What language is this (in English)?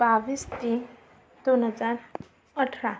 Marathi